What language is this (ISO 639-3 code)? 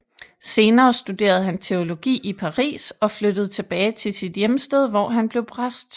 dan